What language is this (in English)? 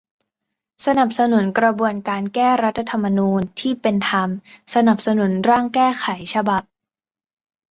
Thai